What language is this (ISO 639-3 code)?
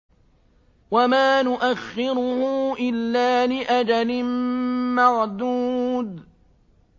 ara